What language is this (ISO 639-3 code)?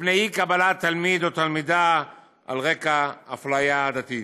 heb